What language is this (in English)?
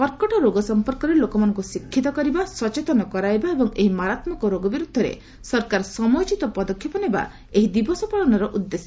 Odia